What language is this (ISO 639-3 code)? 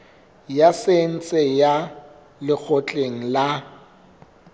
sot